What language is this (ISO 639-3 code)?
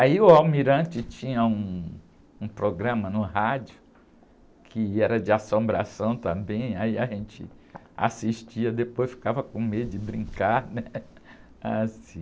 por